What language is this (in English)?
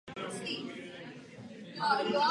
Czech